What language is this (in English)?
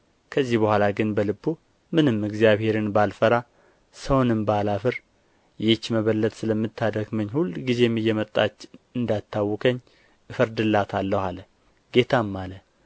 Amharic